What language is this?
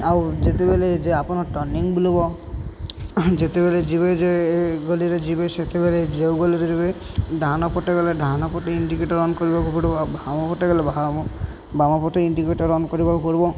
Odia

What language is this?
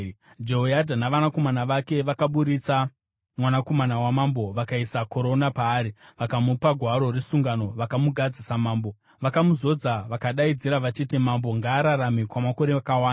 Shona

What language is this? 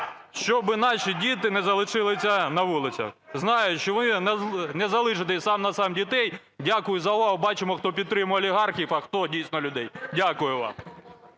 Ukrainian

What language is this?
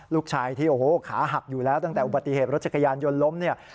Thai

